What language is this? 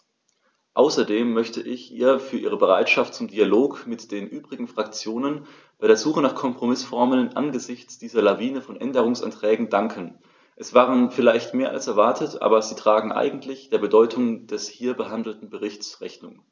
German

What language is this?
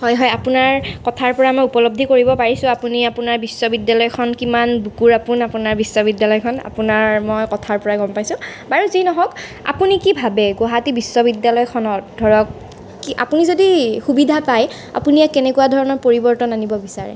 Assamese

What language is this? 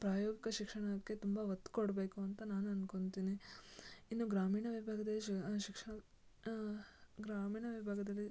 Kannada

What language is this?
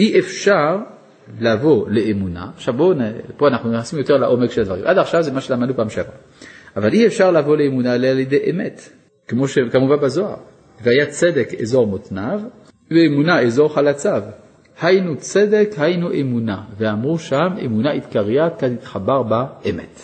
Hebrew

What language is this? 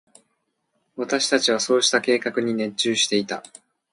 Japanese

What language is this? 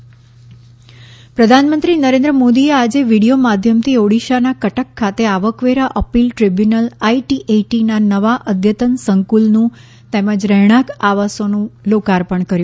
Gujarati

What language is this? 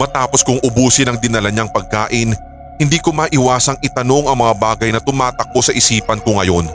Filipino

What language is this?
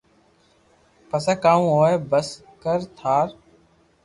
Loarki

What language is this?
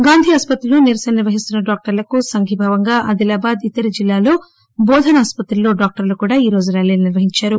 Telugu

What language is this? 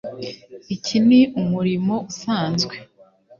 Kinyarwanda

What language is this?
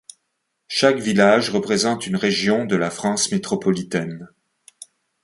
French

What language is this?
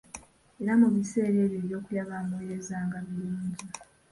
Ganda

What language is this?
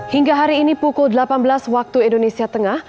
Indonesian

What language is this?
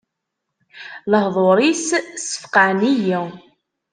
Kabyle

